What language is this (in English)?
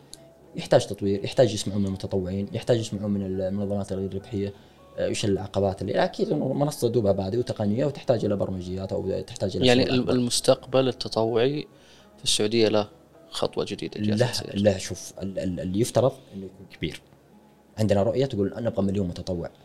Arabic